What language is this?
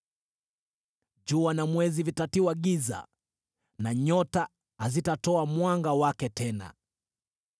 Swahili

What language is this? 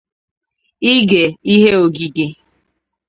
Igbo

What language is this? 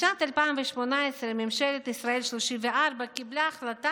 Hebrew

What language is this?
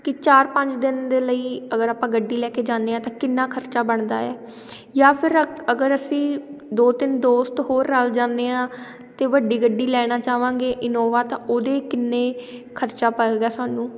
Punjabi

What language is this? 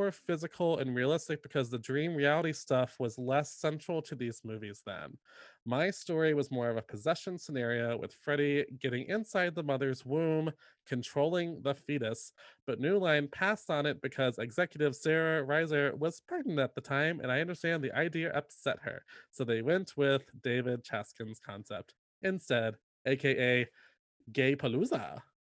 English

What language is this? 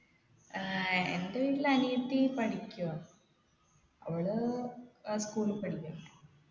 Malayalam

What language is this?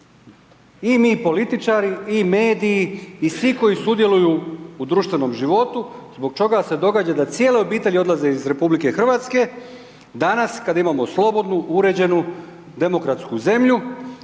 Croatian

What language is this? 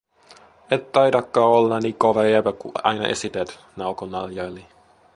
Finnish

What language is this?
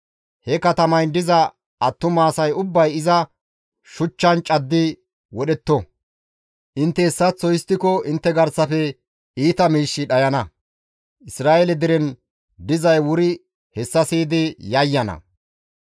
Gamo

